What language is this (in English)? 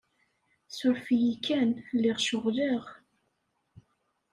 Kabyle